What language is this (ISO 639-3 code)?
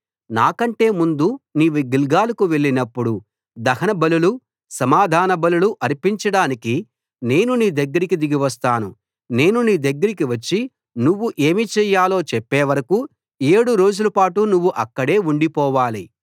tel